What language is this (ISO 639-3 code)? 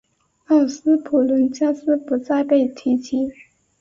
zho